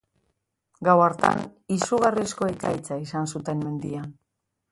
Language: Basque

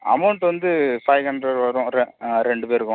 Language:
Tamil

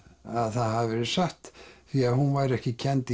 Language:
Icelandic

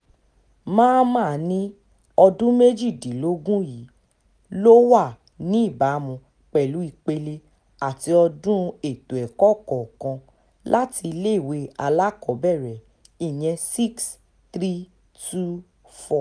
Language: Yoruba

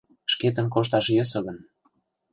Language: Mari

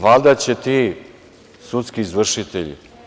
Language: Serbian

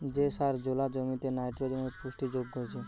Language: Bangla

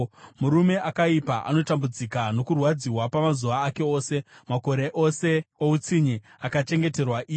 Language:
Shona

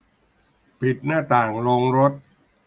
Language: Thai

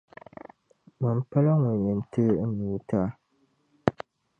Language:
Dagbani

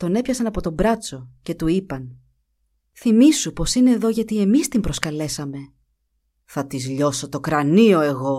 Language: Greek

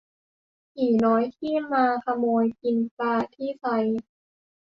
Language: Thai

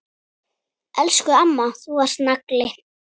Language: Icelandic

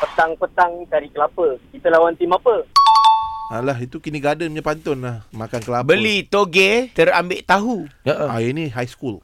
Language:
Malay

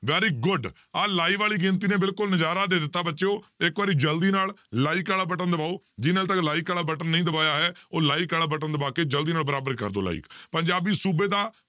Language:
Punjabi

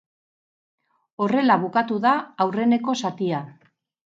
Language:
Basque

